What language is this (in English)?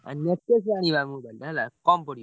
Odia